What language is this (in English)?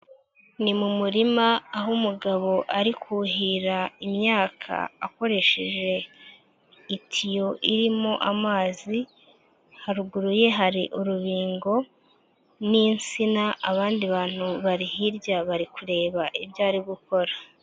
Kinyarwanda